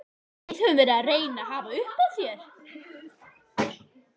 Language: Icelandic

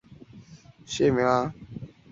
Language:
Chinese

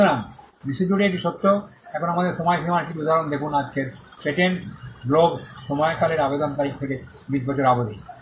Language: Bangla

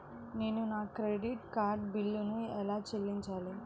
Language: Telugu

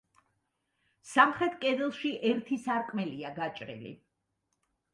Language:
Georgian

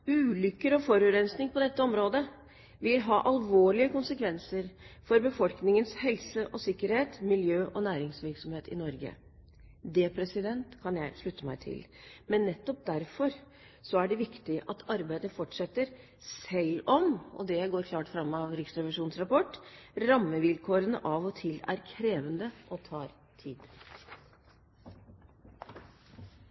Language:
Norwegian Bokmål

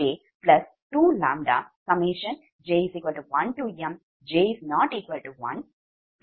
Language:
Tamil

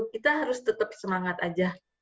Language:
Indonesian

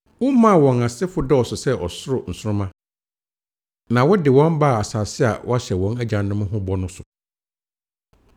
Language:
Akan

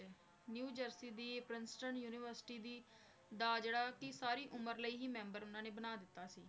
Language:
Punjabi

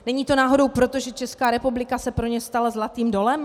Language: Czech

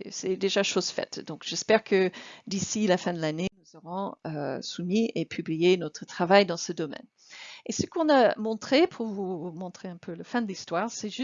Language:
French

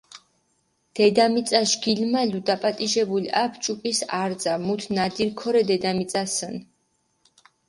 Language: Mingrelian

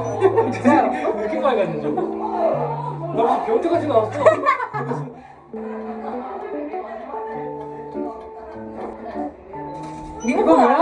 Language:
Korean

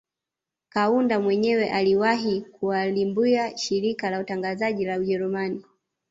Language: Swahili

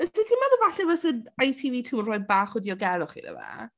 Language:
Welsh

